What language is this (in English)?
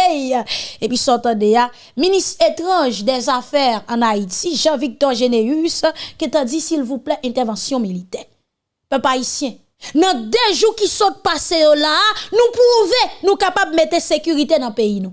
French